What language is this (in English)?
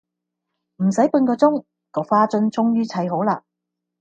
Cantonese